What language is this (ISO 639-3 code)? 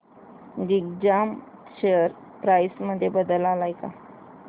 mar